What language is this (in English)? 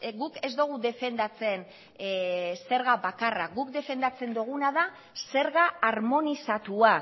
Basque